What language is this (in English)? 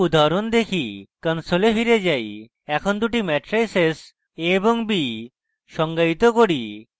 Bangla